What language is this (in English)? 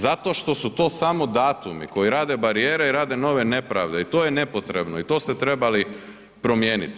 Croatian